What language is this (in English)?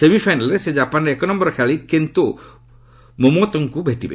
Odia